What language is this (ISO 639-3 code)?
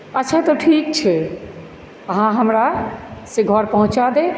mai